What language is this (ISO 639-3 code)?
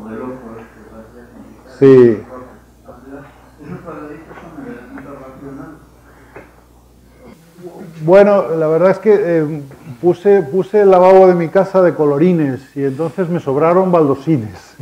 spa